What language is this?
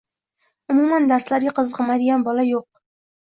Uzbek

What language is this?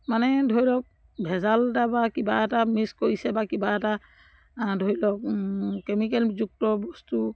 Assamese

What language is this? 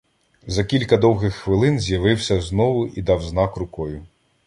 Ukrainian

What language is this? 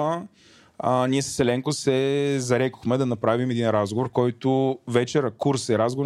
Bulgarian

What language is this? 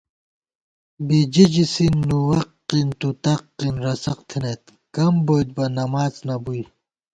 Gawar-Bati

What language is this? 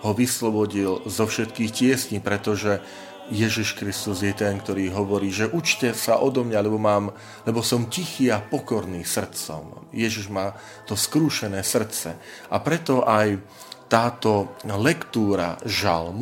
Slovak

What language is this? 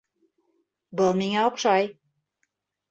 Bashkir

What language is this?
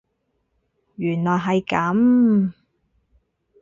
Cantonese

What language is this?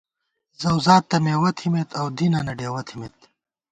Gawar-Bati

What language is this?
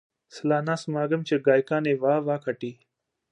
Punjabi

